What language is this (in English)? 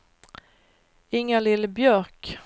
Swedish